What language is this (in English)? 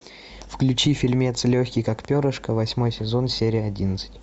Russian